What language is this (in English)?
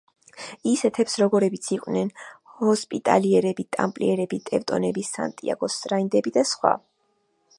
Georgian